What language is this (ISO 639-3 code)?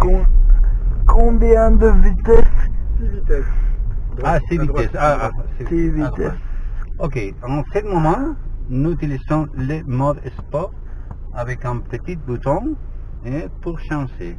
fra